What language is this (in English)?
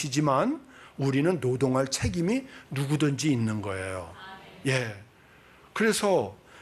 Korean